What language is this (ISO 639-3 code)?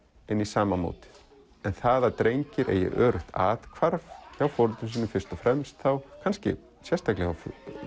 isl